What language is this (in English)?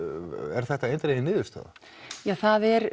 Icelandic